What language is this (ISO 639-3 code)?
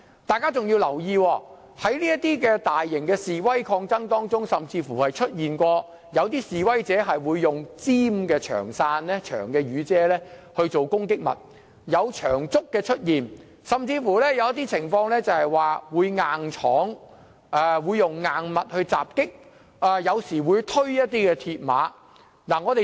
yue